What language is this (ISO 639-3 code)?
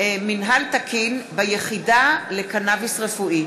heb